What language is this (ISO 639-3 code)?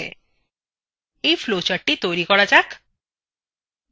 ben